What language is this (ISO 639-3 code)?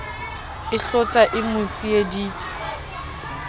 sot